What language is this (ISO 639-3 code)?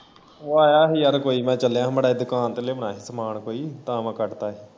pan